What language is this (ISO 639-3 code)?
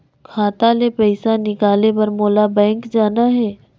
hne